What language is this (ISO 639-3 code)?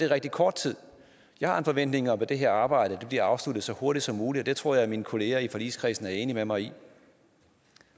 dan